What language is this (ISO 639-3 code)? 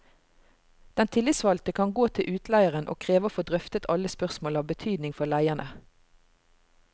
nor